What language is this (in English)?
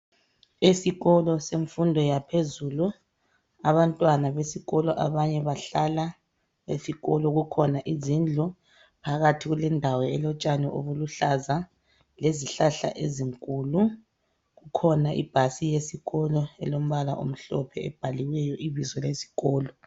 North Ndebele